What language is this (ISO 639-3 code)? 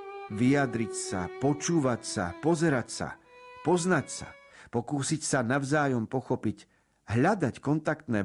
slk